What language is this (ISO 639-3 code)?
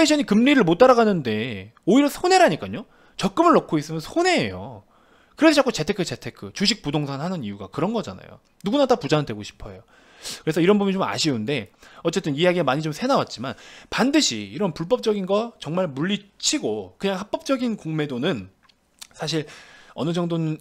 kor